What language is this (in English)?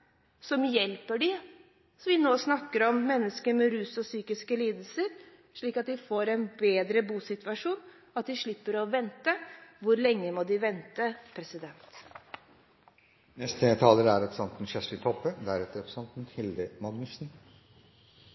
Norwegian